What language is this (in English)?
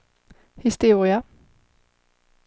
Swedish